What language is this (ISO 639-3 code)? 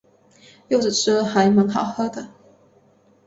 zho